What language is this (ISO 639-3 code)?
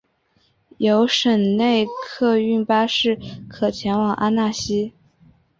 zho